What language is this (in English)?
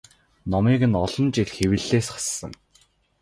Mongolian